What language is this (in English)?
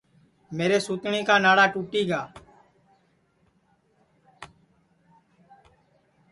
Sansi